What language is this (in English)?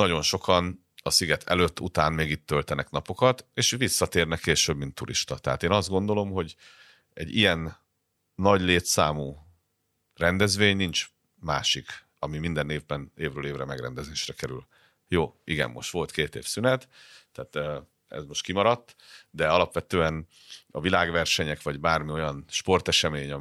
Hungarian